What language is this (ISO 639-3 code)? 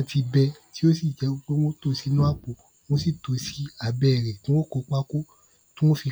yor